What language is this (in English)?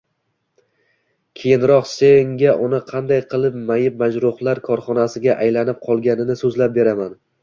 Uzbek